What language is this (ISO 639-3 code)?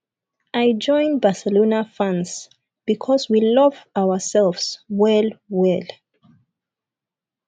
pcm